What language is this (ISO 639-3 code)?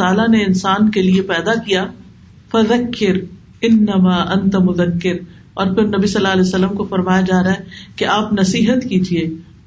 urd